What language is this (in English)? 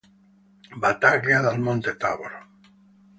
Italian